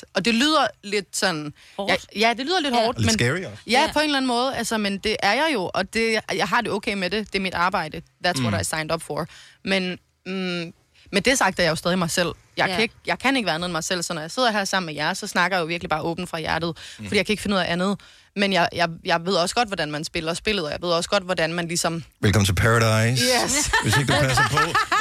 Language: Danish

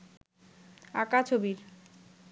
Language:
Bangla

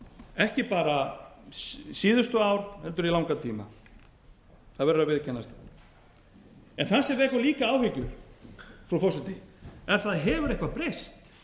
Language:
Icelandic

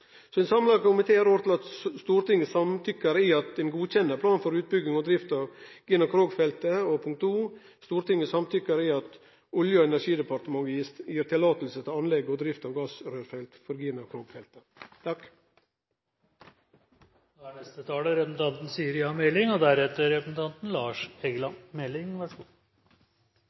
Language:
Norwegian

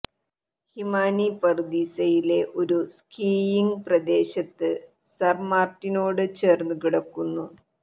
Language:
Malayalam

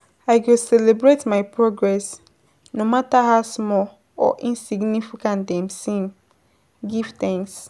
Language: Nigerian Pidgin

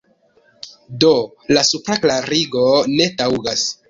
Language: Esperanto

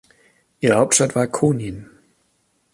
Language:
German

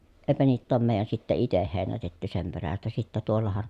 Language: Finnish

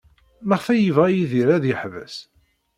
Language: Kabyle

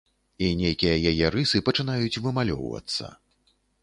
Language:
Belarusian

